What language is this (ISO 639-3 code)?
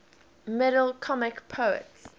eng